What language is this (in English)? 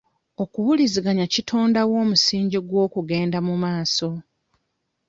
Ganda